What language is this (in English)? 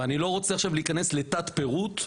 Hebrew